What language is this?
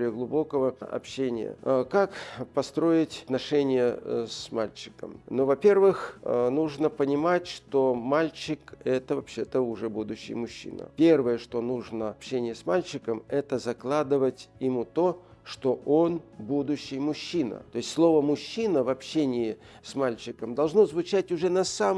Russian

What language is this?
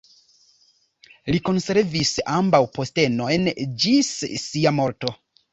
Esperanto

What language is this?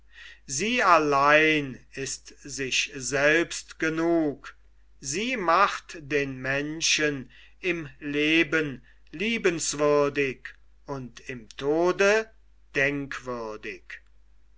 German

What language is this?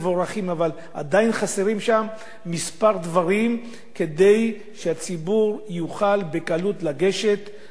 Hebrew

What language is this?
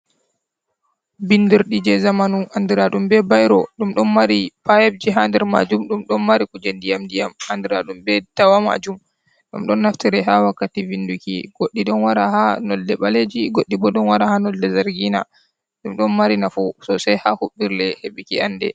Fula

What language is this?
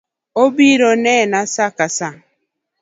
Luo (Kenya and Tanzania)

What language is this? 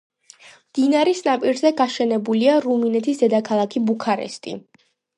Georgian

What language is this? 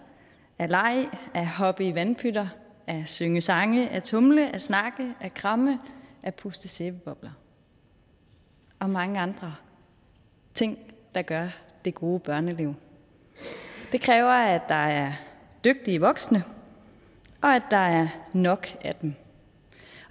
Danish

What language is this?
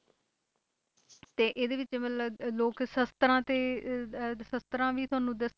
Punjabi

